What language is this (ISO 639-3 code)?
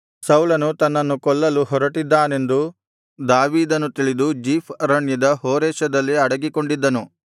kan